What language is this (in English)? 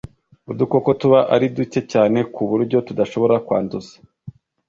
Kinyarwanda